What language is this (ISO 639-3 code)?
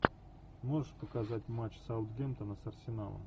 rus